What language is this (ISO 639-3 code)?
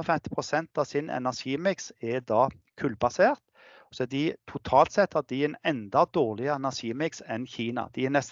nor